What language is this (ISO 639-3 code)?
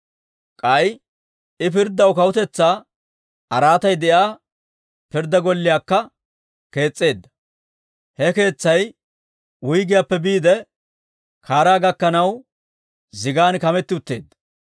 dwr